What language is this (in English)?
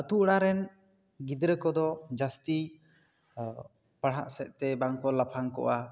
Santali